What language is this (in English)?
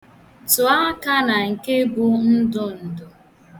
Igbo